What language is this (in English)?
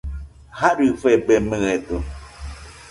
Nüpode Huitoto